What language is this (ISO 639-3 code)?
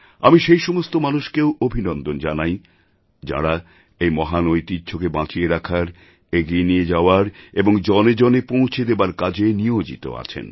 ben